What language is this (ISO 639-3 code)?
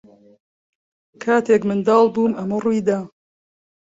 ckb